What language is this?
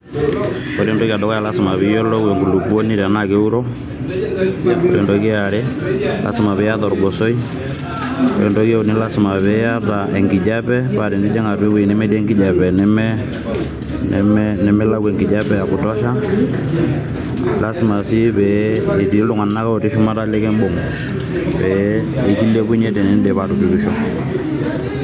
Masai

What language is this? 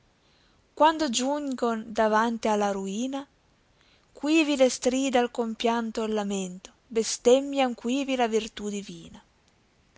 Italian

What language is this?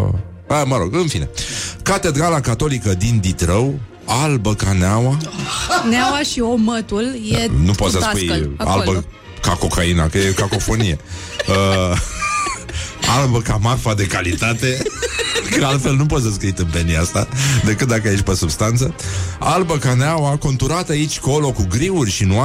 Romanian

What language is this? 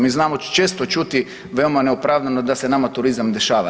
Croatian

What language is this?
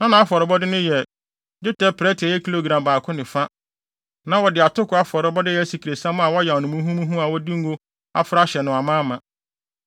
Akan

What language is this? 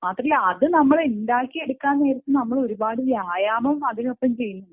Malayalam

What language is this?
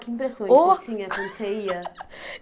Portuguese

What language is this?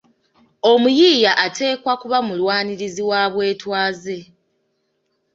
Ganda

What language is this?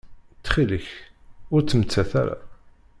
Kabyle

